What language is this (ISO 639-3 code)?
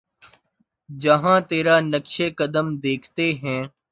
urd